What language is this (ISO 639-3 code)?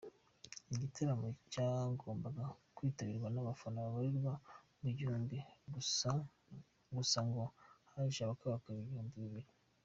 kin